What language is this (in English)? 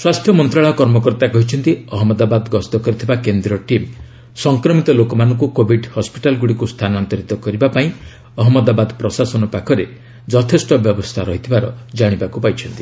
Odia